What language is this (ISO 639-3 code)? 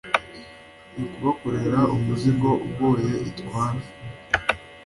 kin